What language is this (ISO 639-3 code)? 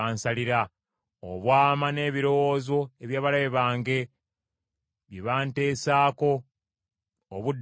lug